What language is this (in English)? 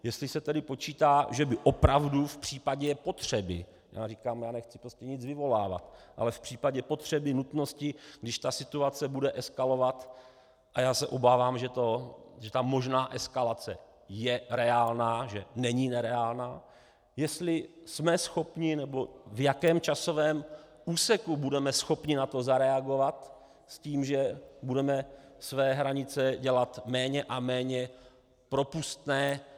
Czech